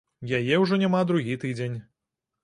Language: Belarusian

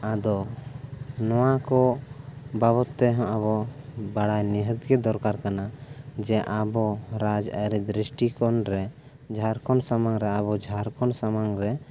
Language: Santali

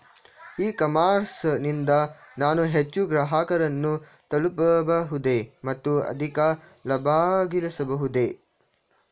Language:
Kannada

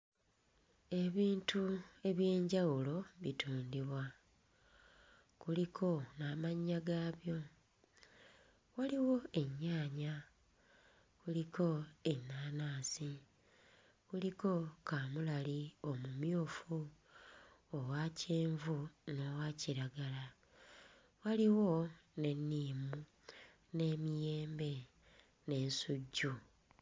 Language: Ganda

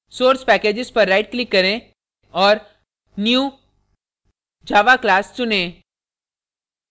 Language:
Hindi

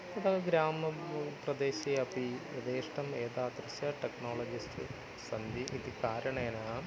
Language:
Sanskrit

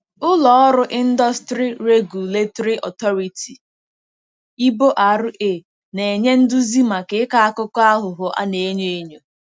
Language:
Igbo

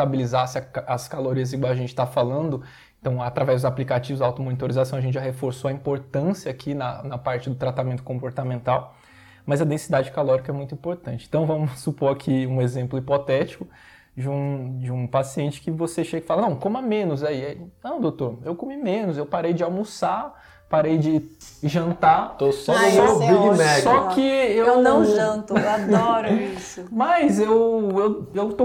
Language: Portuguese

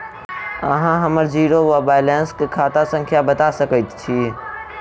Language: Maithili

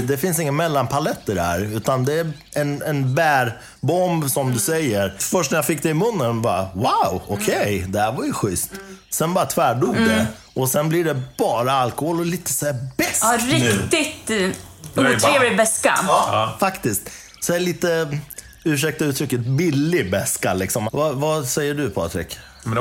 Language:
Swedish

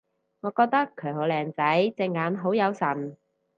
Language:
Cantonese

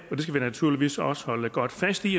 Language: Danish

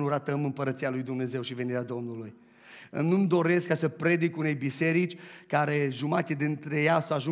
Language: Romanian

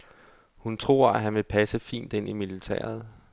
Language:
Danish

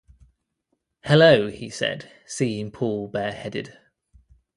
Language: English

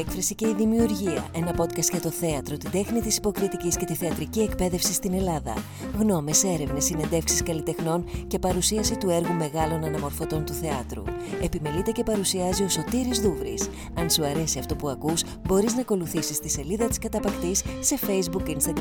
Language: Greek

